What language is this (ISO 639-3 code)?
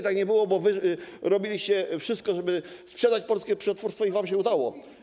pol